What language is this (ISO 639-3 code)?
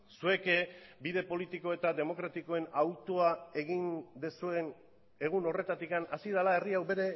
eus